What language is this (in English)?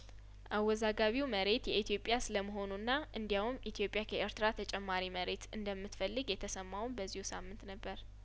Amharic